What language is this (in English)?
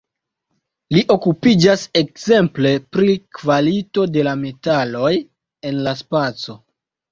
Esperanto